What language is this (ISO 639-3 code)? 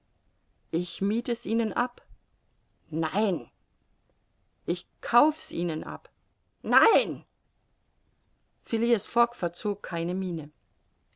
deu